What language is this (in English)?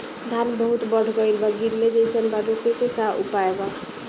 Bhojpuri